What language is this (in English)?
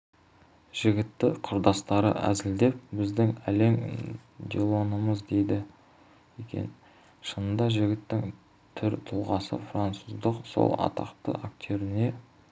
Kazakh